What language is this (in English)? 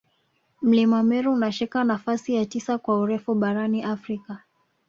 Swahili